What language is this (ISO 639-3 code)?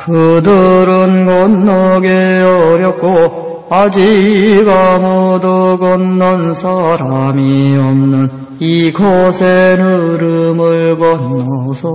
kor